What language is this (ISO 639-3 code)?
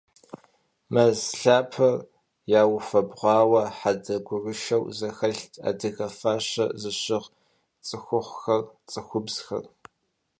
kbd